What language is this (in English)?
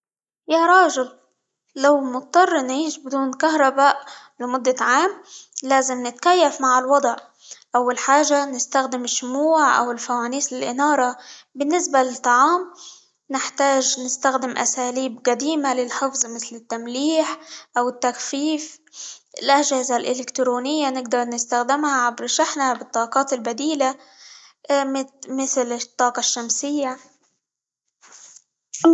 Libyan Arabic